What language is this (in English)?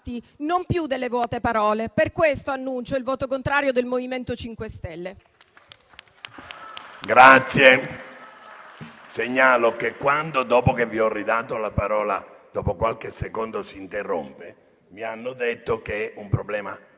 Italian